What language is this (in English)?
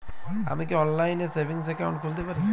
Bangla